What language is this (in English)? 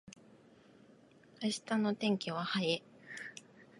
Japanese